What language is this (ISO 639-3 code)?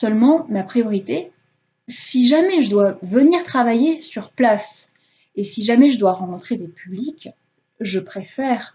fra